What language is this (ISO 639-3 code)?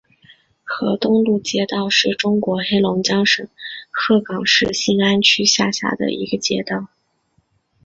zho